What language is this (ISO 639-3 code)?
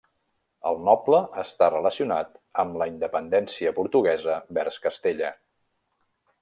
cat